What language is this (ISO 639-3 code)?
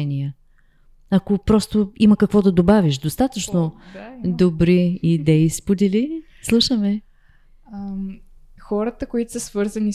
bul